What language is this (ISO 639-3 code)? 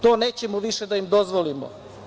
srp